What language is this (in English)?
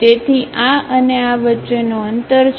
Gujarati